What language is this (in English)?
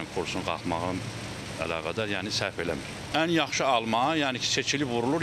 Turkish